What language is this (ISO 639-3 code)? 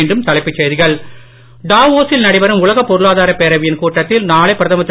tam